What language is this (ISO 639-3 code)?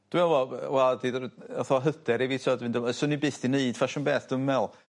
cym